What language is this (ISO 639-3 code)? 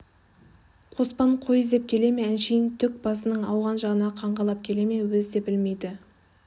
kaz